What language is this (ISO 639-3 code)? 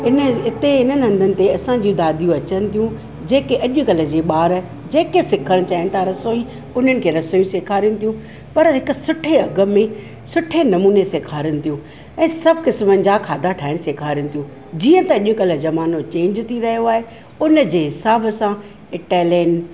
snd